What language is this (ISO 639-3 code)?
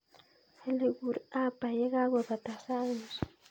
kln